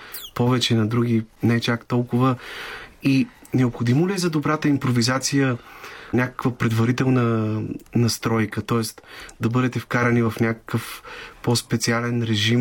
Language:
Bulgarian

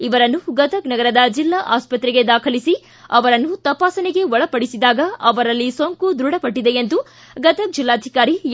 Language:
Kannada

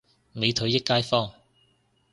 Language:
Cantonese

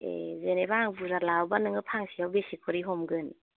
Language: Bodo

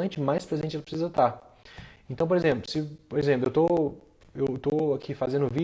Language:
Portuguese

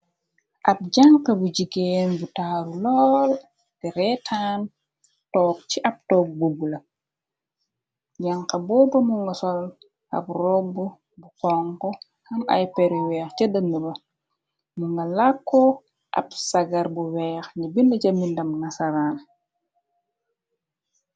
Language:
Wolof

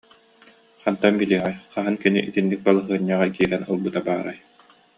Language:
Yakut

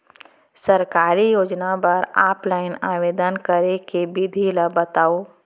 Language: Chhattisgarhi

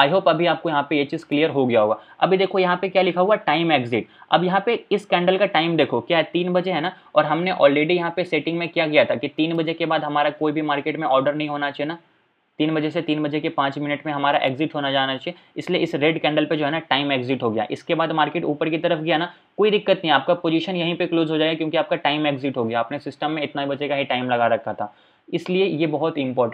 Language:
Hindi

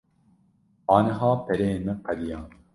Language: Kurdish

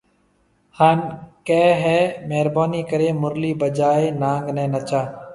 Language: Marwari (Pakistan)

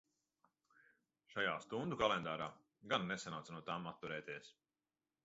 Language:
Latvian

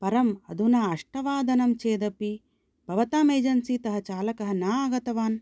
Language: Sanskrit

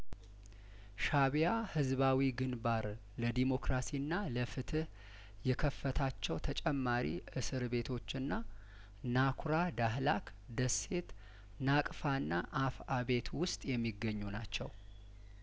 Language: Amharic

